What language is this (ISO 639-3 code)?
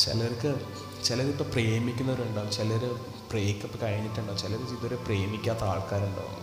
mal